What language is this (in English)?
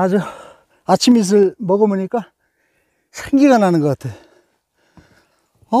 Korean